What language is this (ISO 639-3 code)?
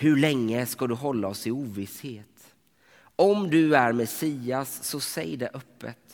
swe